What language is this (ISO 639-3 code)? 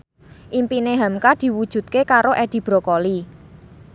jav